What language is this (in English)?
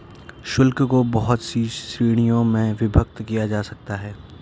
Hindi